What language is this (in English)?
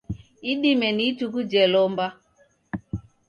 Taita